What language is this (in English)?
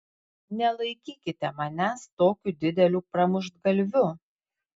Lithuanian